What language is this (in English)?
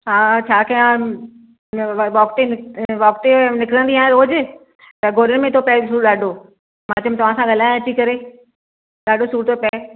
Sindhi